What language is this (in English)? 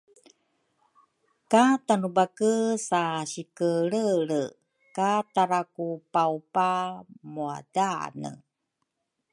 Rukai